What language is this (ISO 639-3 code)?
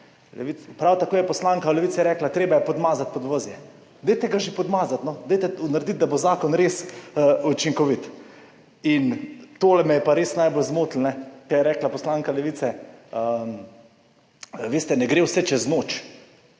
slv